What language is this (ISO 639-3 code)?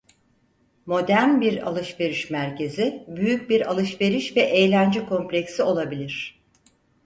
tur